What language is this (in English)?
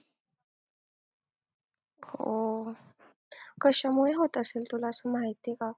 Marathi